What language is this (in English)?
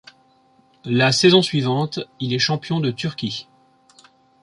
French